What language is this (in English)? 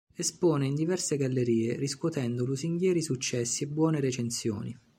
Italian